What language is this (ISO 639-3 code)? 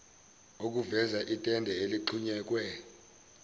zul